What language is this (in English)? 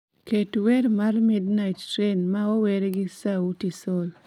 Luo (Kenya and Tanzania)